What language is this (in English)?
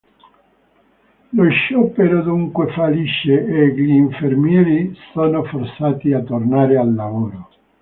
Italian